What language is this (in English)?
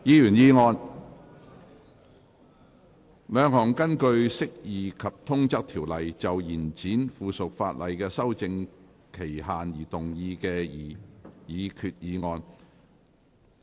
Cantonese